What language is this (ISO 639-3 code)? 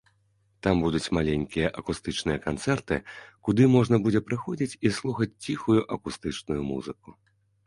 bel